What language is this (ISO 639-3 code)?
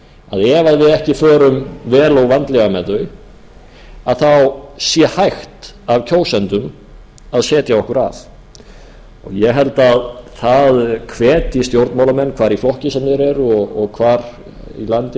isl